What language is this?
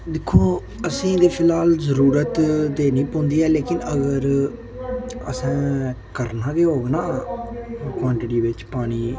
Dogri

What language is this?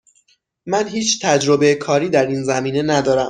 Persian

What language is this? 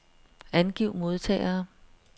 Danish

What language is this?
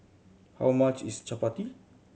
English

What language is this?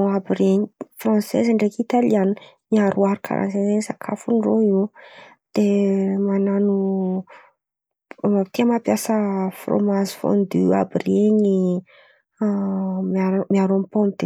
Antankarana Malagasy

